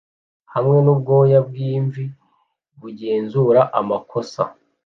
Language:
Kinyarwanda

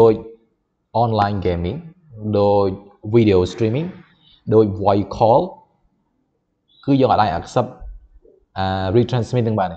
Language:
Thai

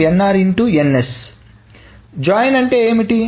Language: Telugu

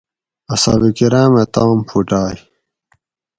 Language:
Gawri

